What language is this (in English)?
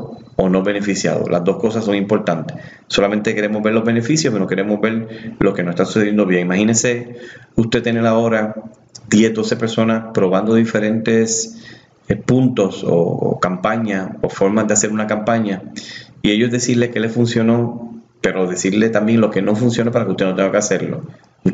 Spanish